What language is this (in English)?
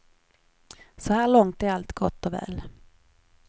Swedish